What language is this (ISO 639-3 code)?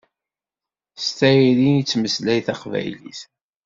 kab